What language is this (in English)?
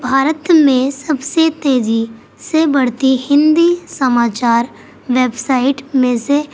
Urdu